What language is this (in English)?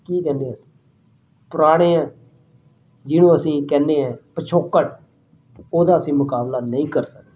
Punjabi